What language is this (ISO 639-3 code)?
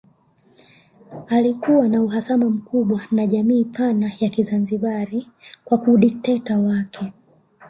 swa